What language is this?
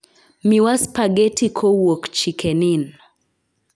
Luo (Kenya and Tanzania)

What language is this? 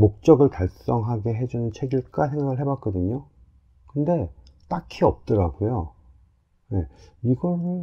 Korean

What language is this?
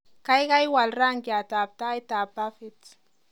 Kalenjin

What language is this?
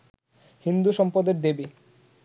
Bangla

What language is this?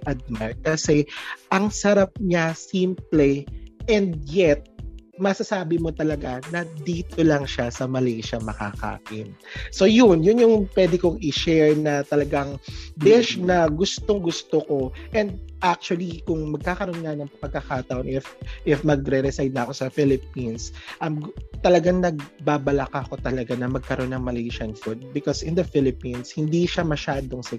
Filipino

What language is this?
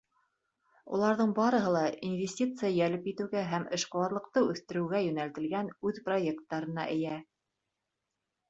Bashkir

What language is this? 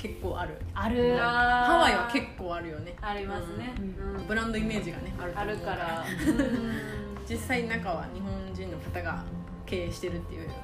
Japanese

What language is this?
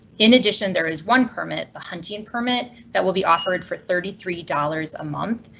English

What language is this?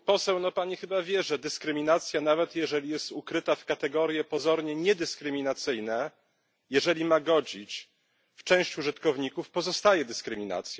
Polish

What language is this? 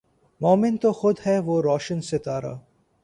Urdu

